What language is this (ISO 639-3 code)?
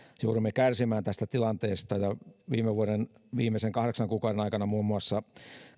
fin